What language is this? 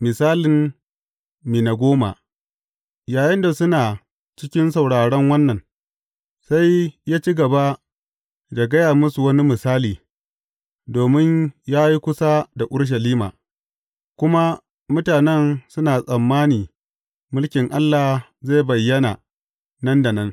Hausa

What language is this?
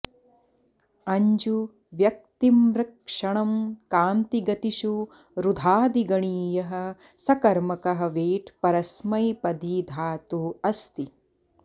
Sanskrit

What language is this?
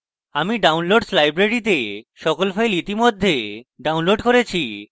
Bangla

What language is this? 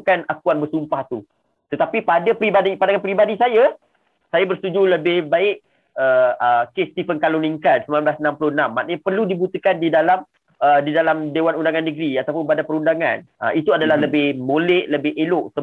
Malay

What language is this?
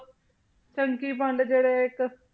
Punjabi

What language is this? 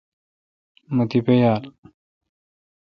Kalkoti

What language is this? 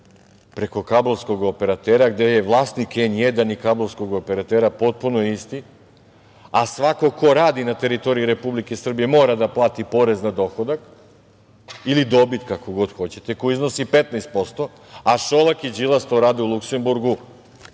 Serbian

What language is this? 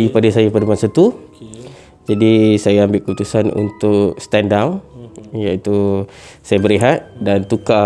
Malay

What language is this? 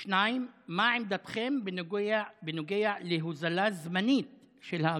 Hebrew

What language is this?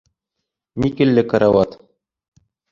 Bashkir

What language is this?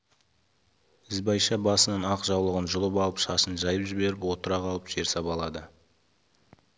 Kazakh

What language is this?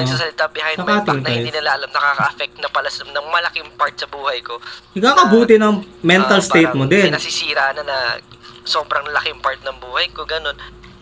Filipino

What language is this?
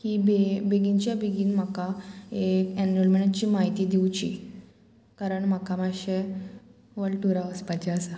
Konkani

